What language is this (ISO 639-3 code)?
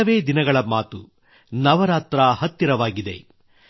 kan